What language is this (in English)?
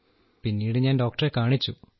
Malayalam